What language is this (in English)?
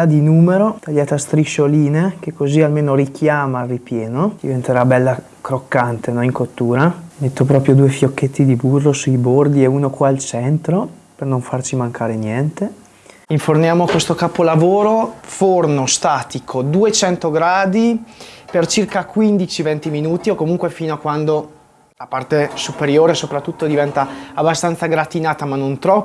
Italian